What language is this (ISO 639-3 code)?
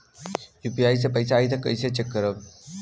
bho